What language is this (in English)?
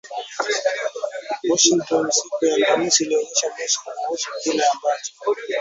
Swahili